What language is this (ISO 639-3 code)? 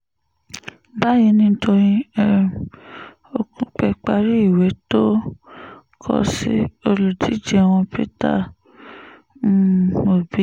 yor